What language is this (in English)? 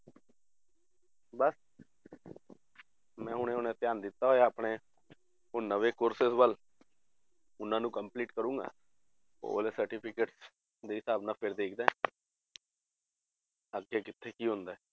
Punjabi